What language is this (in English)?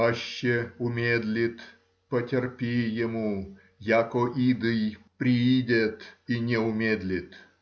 Russian